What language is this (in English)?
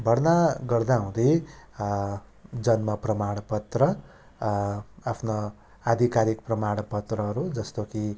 Nepali